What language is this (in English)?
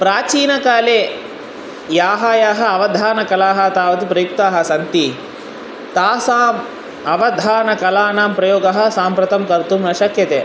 Sanskrit